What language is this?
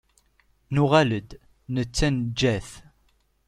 Kabyle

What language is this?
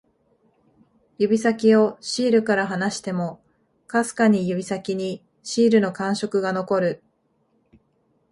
Japanese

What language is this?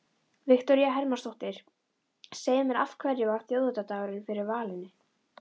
Icelandic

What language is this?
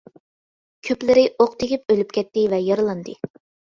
Uyghur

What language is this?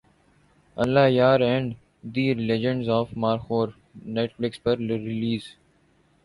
Urdu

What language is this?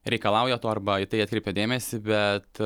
Lithuanian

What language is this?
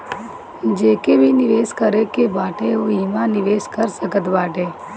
Bhojpuri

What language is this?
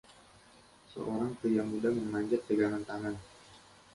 Indonesian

